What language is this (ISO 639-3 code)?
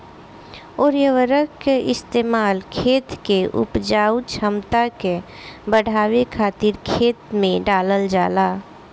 bho